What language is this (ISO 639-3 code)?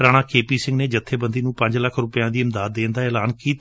pan